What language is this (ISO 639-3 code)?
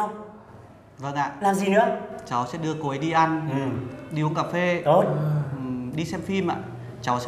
vie